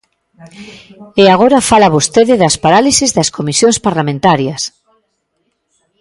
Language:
Galician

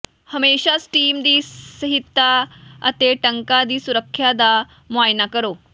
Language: Punjabi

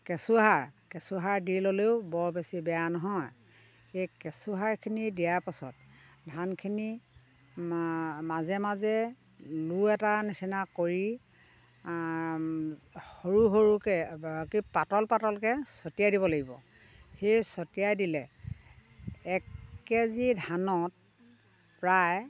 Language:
Assamese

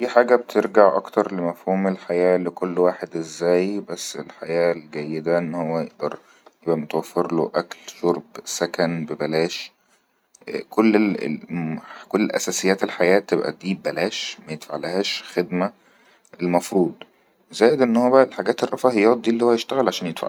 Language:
Egyptian Arabic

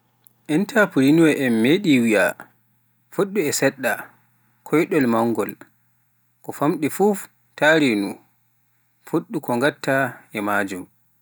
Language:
Pular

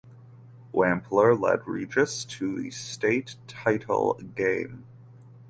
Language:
English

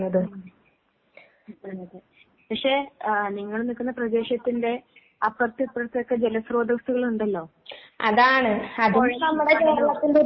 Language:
Malayalam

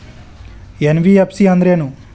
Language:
Kannada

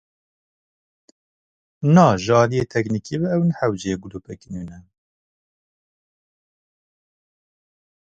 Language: Kurdish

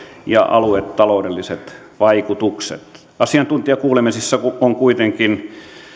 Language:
Finnish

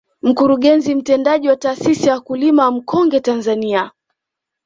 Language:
Swahili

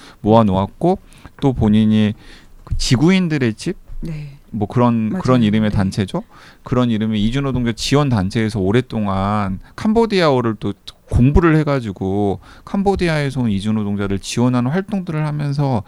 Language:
Korean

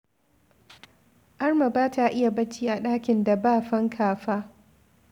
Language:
Hausa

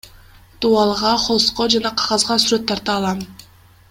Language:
Kyrgyz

